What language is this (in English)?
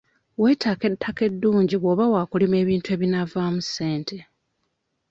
Ganda